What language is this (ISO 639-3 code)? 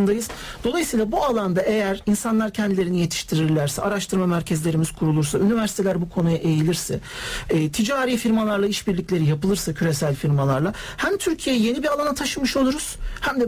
tur